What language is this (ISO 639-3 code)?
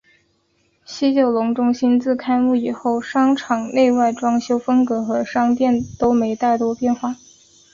zho